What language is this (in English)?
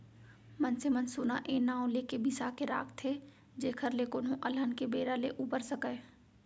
Chhattisgarhi